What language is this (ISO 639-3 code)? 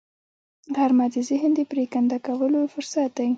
pus